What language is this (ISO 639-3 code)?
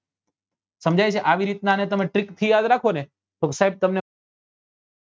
guj